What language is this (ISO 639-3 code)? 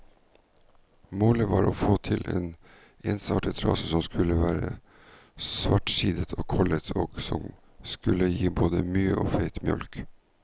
nor